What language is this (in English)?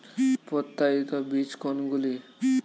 Bangla